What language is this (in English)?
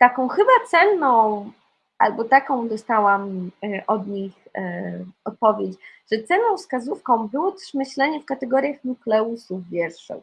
Polish